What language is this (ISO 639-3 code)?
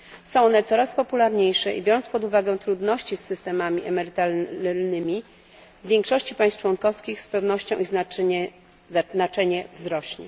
pol